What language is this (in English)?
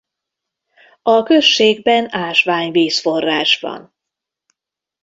Hungarian